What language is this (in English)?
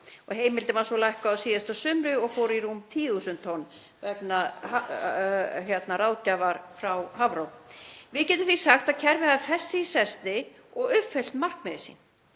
Icelandic